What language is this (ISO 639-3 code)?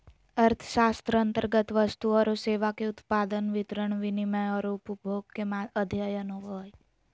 mag